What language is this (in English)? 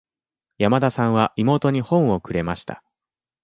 Japanese